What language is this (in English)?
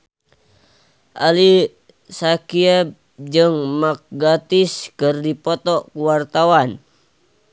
Sundanese